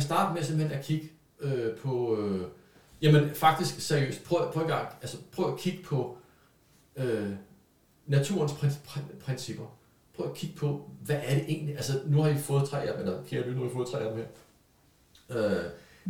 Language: Danish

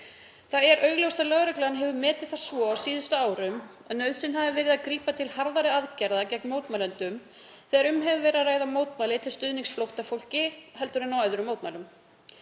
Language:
Icelandic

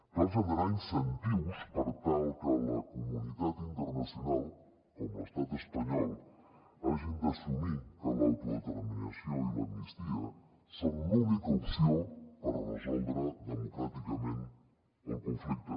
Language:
Catalan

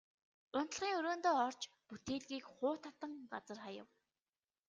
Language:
Mongolian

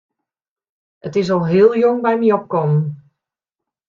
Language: Western Frisian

